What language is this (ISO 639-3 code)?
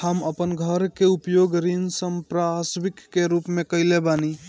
bho